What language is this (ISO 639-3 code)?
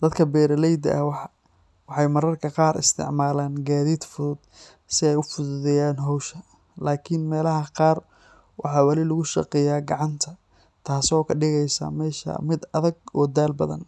som